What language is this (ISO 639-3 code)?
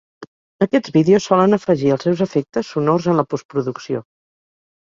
cat